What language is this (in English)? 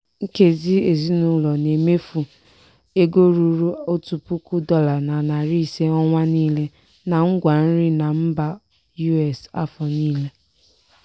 Igbo